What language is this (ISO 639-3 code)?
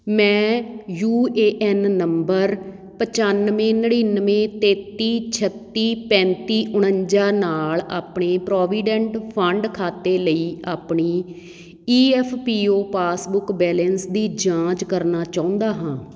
pan